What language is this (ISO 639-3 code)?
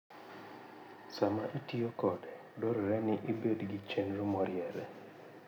luo